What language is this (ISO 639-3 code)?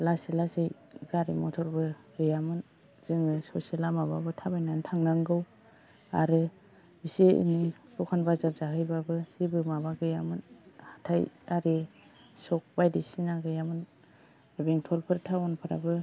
brx